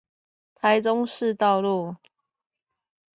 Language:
Chinese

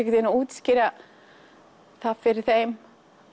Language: Icelandic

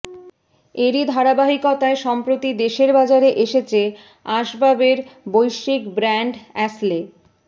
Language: Bangla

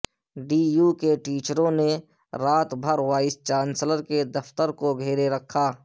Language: Urdu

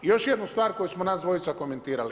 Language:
Croatian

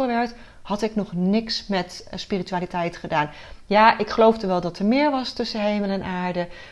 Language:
Dutch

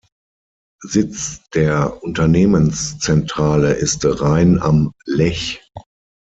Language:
German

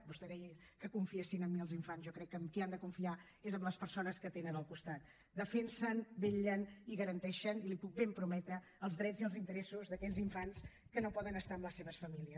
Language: Catalan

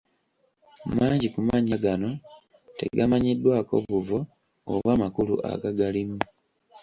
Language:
Ganda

